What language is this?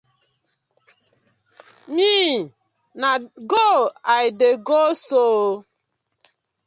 Nigerian Pidgin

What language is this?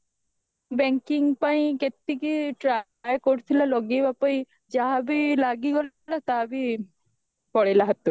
Odia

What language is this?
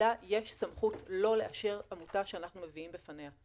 Hebrew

